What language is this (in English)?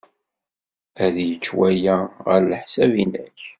Kabyle